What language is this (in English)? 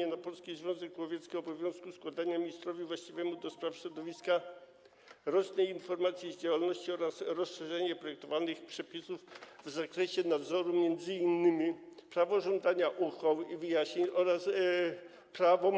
Polish